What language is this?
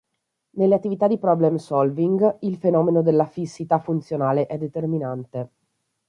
Italian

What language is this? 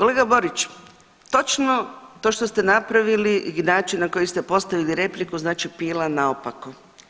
Croatian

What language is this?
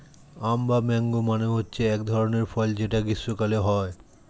Bangla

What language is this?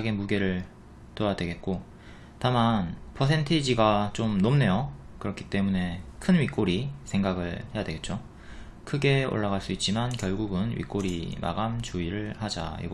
Korean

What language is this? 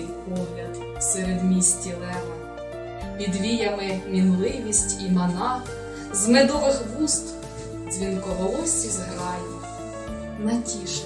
Ukrainian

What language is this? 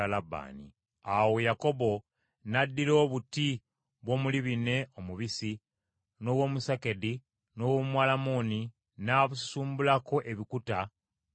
Ganda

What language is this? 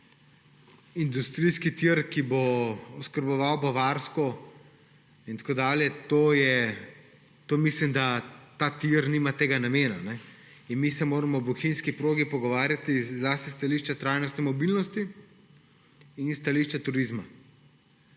Slovenian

